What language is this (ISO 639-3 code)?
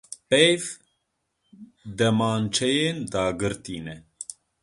kur